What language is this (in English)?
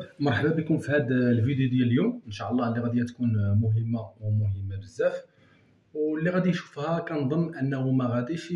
Arabic